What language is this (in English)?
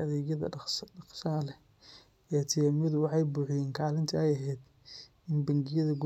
Somali